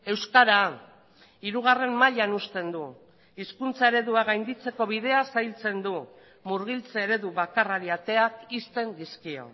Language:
Basque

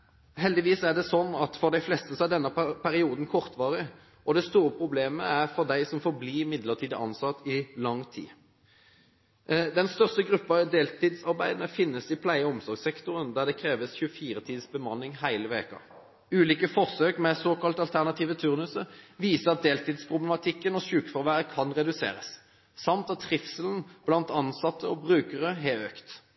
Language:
Norwegian Bokmål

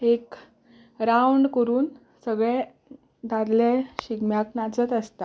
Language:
Konkani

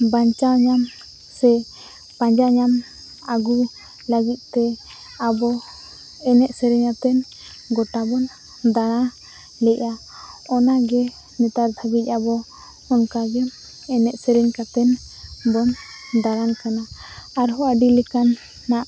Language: Santali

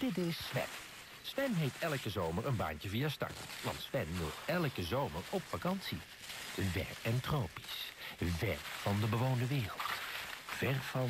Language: Dutch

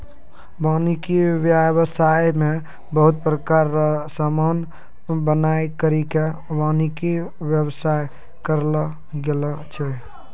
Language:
Maithili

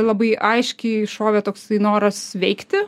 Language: Lithuanian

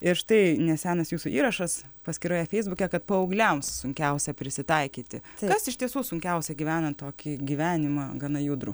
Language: Lithuanian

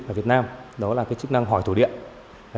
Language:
Vietnamese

